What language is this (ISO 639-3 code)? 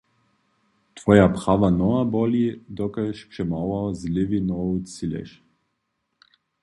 hsb